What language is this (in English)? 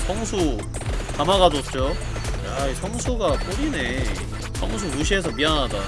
Korean